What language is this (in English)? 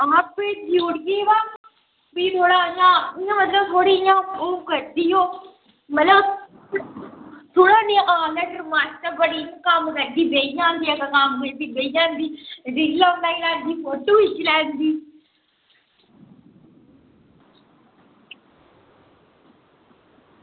Dogri